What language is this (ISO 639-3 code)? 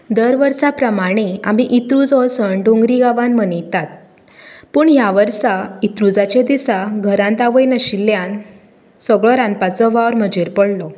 kok